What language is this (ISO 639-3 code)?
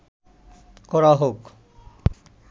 ben